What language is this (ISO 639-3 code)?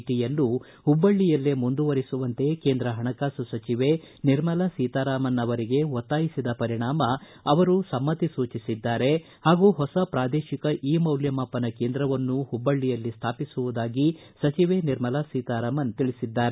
kan